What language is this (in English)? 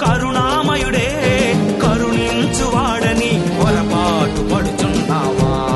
Telugu